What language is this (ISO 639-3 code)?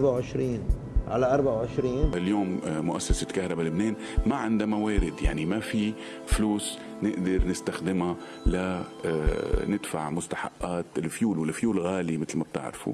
ara